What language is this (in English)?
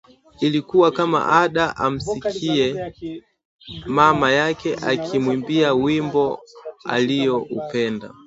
Swahili